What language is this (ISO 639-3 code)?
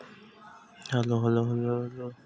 hne